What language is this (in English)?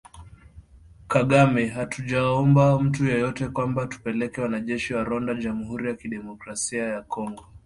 Swahili